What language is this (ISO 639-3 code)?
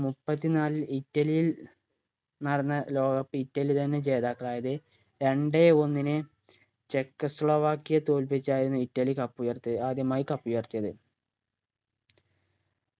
mal